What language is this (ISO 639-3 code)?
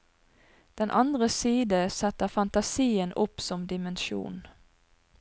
nor